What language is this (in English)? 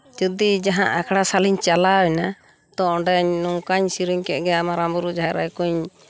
Santali